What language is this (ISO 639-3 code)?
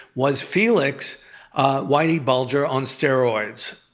eng